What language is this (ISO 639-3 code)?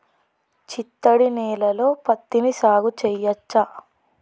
tel